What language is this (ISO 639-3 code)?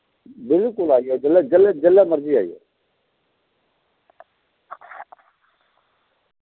doi